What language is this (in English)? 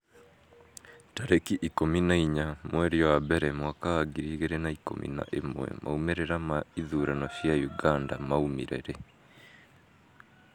Kikuyu